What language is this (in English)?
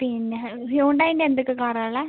Malayalam